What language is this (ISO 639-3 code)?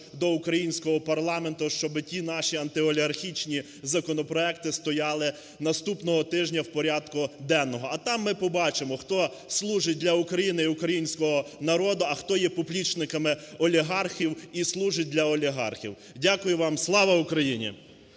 ukr